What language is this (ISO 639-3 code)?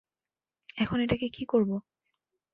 ben